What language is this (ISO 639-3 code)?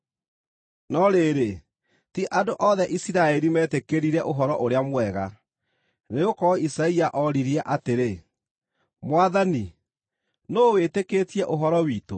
kik